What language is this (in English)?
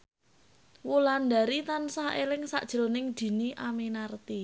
Javanese